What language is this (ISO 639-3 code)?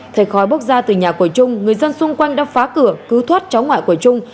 vie